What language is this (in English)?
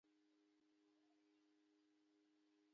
Pashto